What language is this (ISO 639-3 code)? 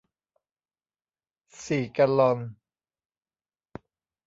tha